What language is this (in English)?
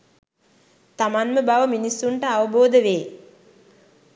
Sinhala